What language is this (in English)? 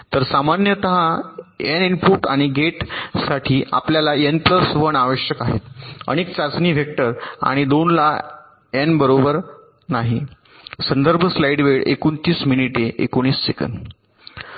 Marathi